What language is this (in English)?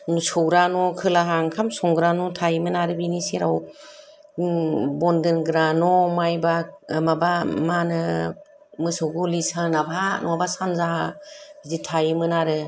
Bodo